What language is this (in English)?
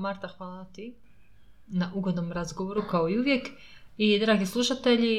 Croatian